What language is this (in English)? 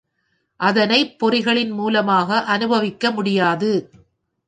Tamil